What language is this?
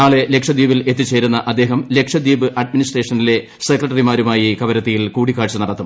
Malayalam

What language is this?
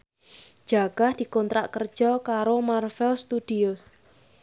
Javanese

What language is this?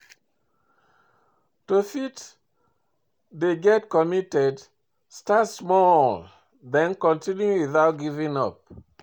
Nigerian Pidgin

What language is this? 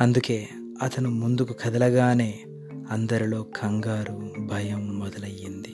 Telugu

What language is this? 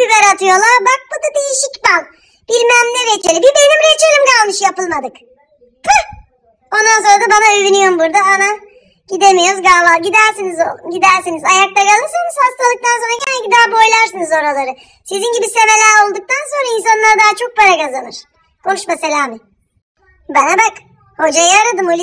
Turkish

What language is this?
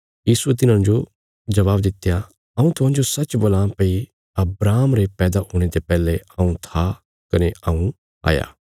Bilaspuri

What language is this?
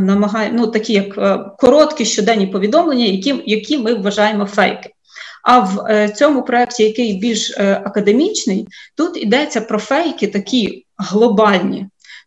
Ukrainian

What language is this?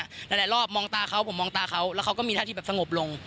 Thai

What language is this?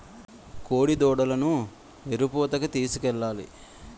Telugu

